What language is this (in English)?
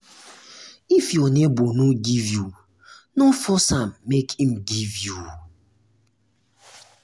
Nigerian Pidgin